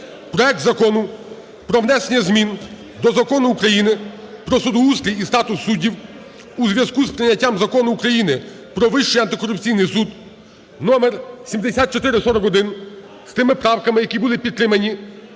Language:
Ukrainian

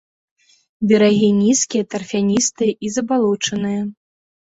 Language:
Belarusian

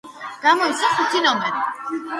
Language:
Georgian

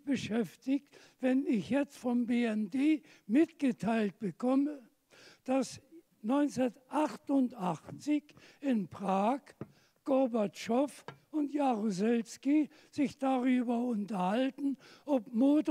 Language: German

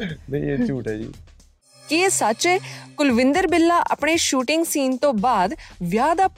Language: Punjabi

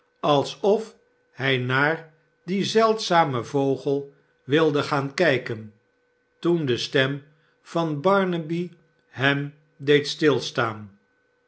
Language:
Dutch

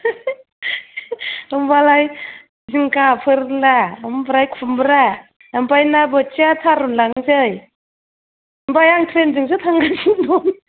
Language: Bodo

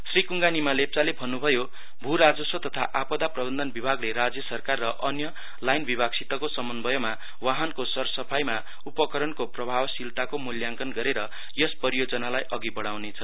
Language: Nepali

